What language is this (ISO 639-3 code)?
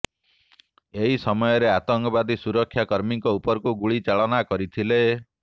ori